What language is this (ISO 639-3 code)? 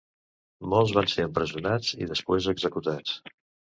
cat